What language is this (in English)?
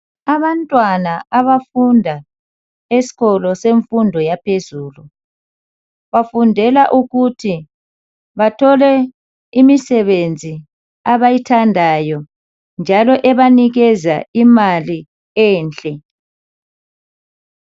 North Ndebele